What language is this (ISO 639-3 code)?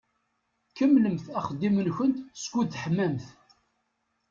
kab